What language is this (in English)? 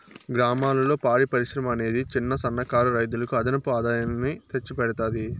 Telugu